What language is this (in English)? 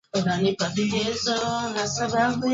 Swahili